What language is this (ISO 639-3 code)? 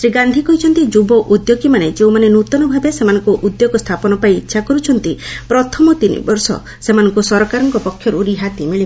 ori